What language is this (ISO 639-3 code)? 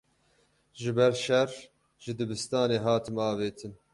kur